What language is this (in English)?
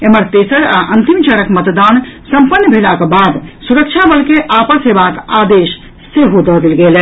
Maithili